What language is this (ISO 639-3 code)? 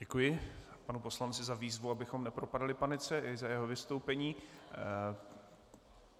ces